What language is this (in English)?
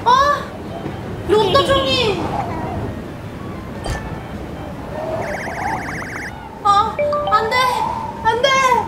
Korean